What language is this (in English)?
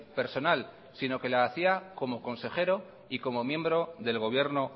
Spanish